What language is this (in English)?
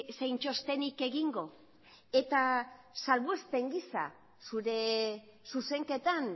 Basque